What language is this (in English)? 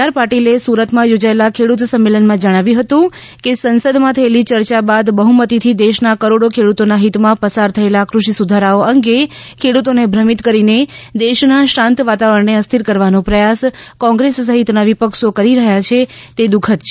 Gujarati